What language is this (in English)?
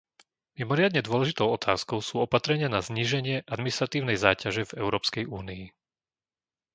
Slovak